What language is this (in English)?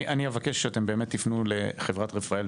Hebrew